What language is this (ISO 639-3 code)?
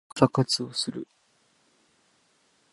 jpn